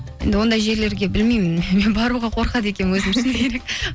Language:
Kazakh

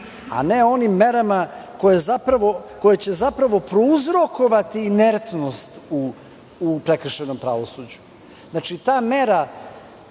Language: Serbian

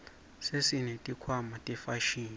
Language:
Swati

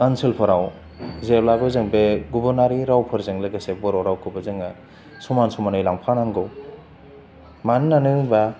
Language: Bodo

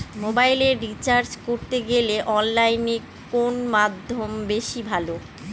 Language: Bangla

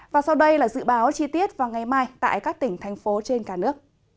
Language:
Vietnamese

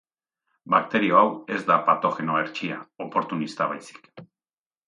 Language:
Basque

